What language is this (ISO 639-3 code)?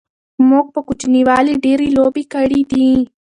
pus